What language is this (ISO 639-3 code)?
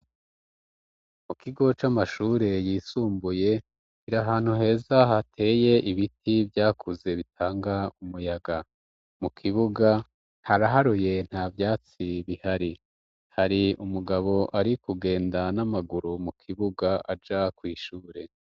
run